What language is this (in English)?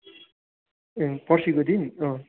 Nepali